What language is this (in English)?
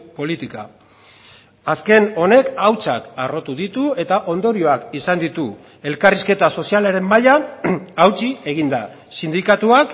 Basque